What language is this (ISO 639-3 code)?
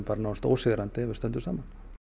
isl